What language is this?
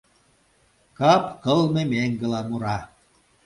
Mari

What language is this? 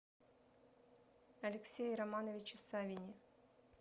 Russian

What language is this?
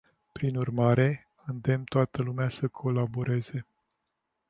Romanian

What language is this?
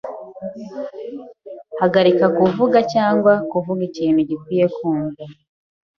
Kinyarwanda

